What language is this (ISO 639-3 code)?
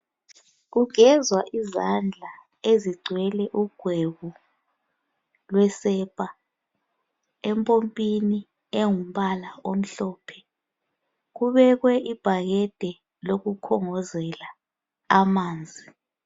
nde